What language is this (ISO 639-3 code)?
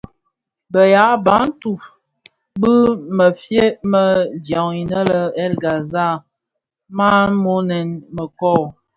ksf